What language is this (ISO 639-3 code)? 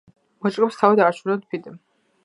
kat